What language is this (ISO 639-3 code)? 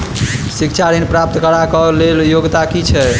mai